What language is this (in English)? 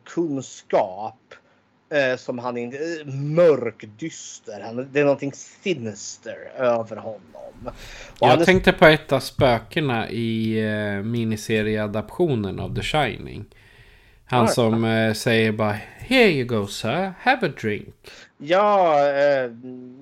Swedish